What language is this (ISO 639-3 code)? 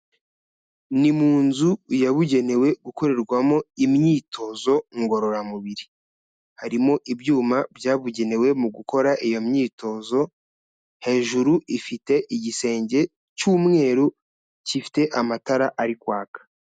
kin